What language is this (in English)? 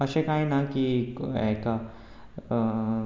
Konkani